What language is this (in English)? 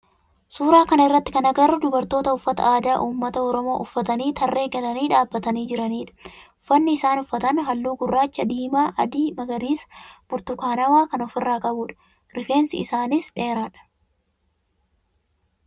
Oromo